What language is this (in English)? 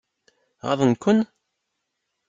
Kabyle